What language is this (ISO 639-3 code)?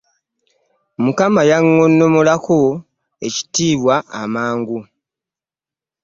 lug